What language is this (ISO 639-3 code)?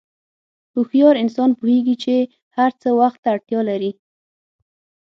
pus